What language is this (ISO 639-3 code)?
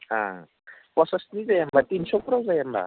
brx